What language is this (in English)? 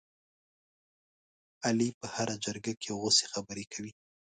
Pashto